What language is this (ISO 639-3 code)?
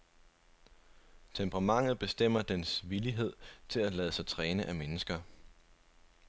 dan